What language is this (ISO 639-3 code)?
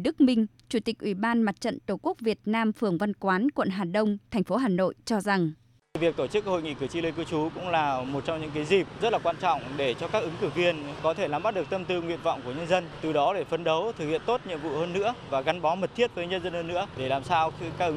vie